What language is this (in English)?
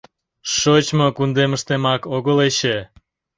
Mari